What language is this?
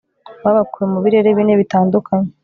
Kinyarwanda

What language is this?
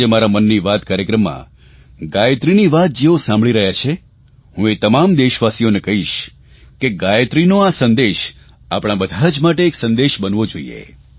Gujarati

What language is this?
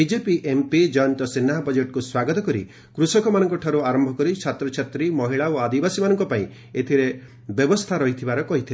Odia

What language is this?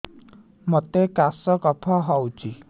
Odia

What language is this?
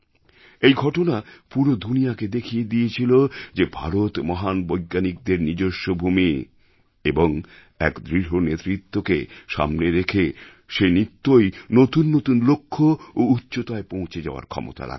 Bangla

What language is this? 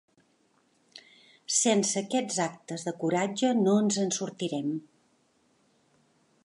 Catalan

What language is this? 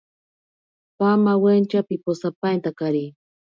Ashéninka Perené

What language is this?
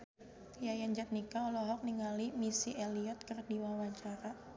Sundanese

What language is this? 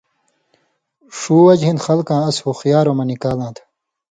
Indus Kohistani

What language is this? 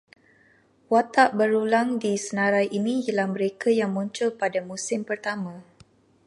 Malay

